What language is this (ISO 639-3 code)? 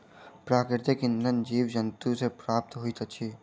mai